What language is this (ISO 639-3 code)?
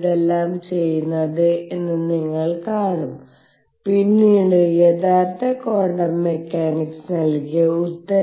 mal